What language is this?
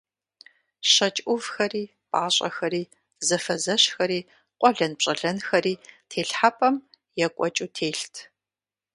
Kabardian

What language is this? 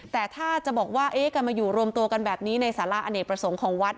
Thai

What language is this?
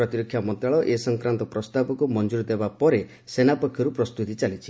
Odia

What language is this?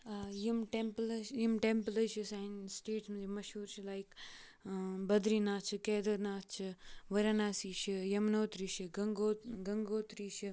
Kashmiri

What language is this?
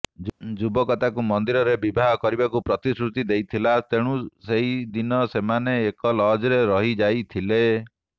Odia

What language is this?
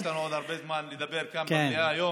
Hebrew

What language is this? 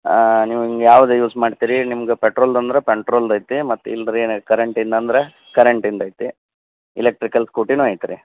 Kannada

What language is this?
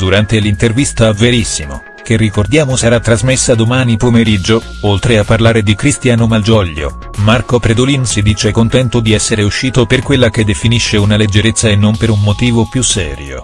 Italian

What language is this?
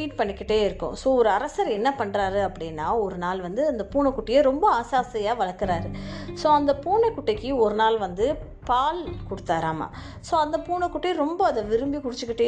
Tamil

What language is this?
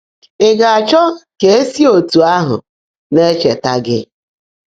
Igbo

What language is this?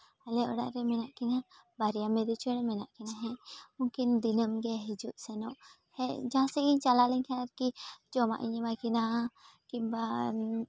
Santali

